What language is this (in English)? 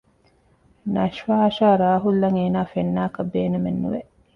Divehi